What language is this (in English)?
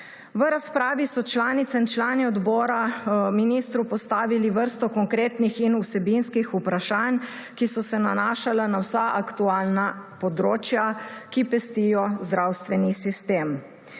Slovenian